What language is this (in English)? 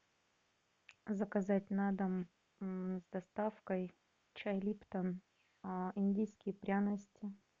Russian